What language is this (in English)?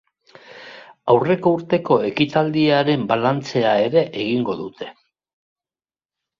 Basque